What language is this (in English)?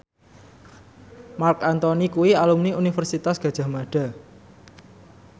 Javanese